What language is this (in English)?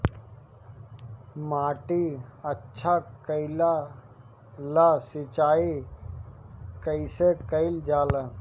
Bhojpuri